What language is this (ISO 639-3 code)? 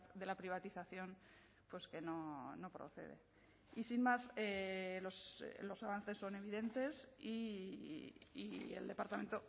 spa